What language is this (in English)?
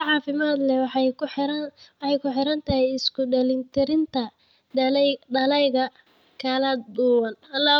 Somali